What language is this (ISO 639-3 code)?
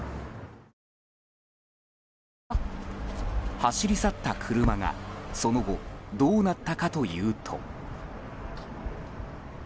jpn